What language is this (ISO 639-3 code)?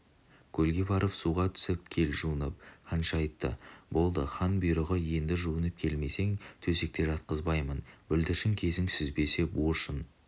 kaz